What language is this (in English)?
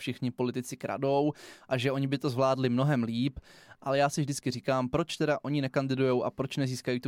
Czech